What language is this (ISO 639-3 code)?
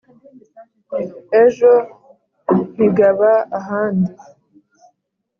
kin